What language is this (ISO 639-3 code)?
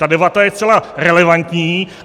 ces